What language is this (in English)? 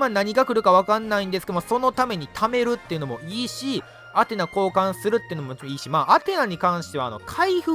Japanese